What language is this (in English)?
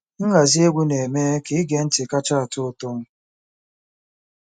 Igbo